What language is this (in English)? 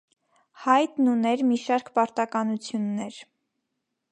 Armenian